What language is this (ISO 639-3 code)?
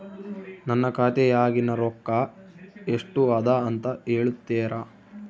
kan